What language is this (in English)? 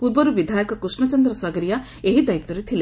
Odia